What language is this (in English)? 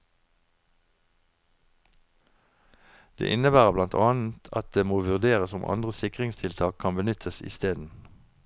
Norwegian